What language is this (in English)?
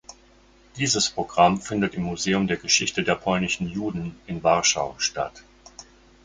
German